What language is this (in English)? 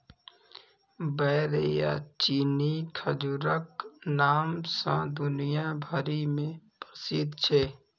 Maithili